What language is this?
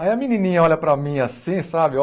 Portuguese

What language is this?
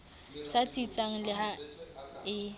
Southern Sotho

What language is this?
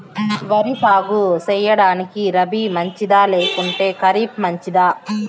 Telugu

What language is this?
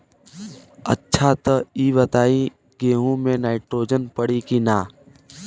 Bhojpuri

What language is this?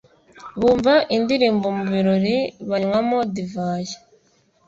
Kinyarwanda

